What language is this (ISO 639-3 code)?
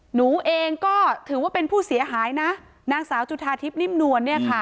tha